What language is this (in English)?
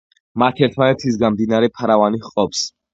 Georgian